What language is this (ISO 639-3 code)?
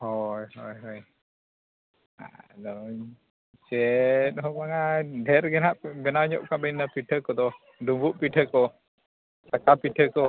sat